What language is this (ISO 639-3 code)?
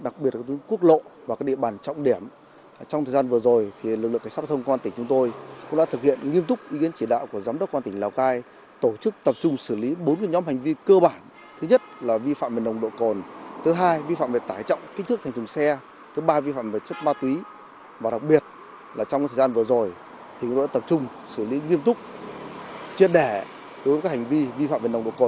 vie